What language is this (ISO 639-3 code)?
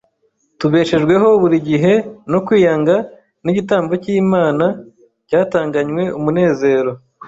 kin